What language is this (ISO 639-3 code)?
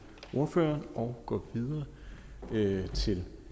dan